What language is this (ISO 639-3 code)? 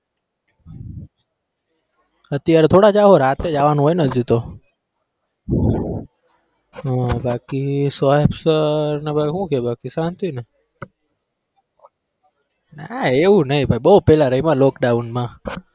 guj